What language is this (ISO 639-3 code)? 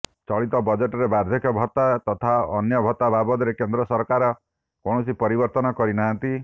ori